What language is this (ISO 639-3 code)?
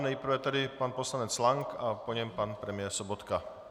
ces